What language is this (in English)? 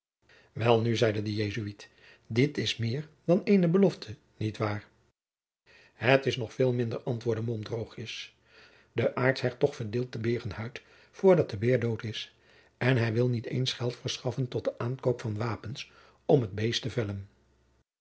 Dutch